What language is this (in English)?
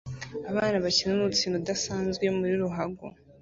Kinyarwanda